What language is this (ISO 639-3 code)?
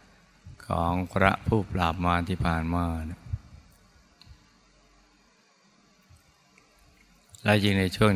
tha